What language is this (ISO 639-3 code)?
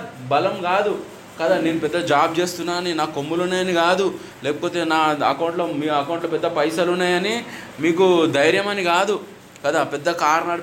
tel